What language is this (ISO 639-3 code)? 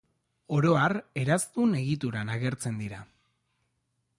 eus